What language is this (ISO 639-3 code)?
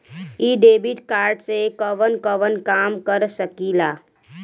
bho